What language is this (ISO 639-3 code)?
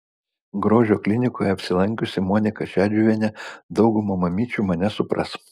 lit